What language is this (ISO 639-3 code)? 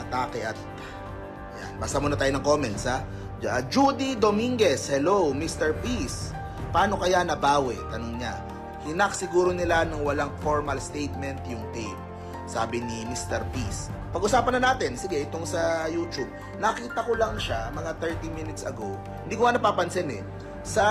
fil